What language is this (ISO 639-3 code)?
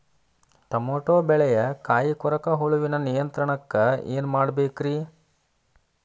kan